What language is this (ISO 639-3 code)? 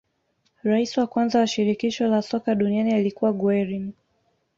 swa